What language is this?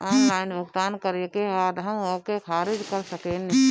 Bhojpuri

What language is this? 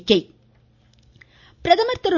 Tamil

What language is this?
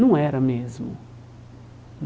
Portuguese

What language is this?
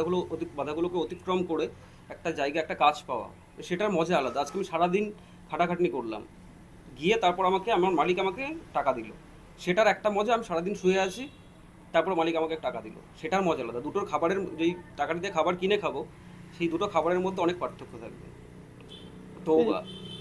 Bangla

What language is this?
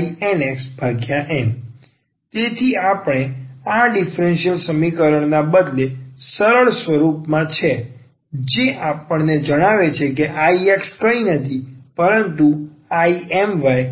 Gujarati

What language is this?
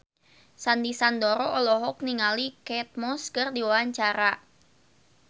Sundanese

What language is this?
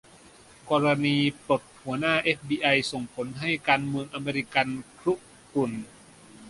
Thai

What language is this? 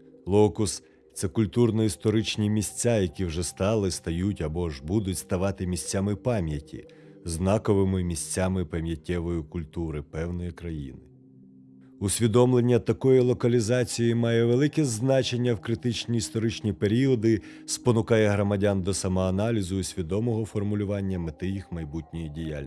Ukrainian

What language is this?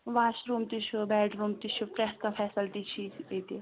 Kashmiri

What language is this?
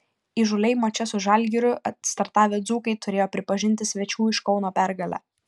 Lithuanian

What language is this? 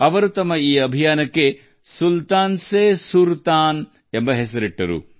Kannada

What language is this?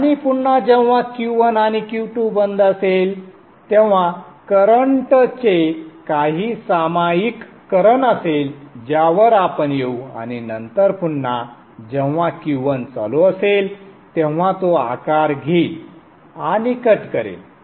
Marathi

